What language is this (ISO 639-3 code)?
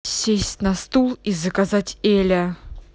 rus